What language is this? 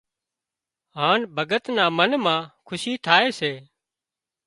Wadiyara Koli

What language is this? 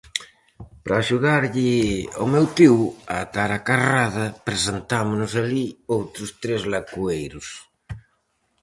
Galician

